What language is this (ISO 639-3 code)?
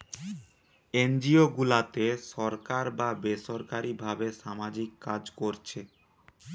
ben